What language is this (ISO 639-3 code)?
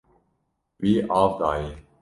kur